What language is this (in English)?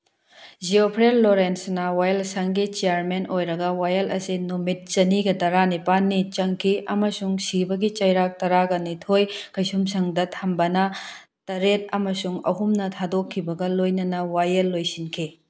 Manipuri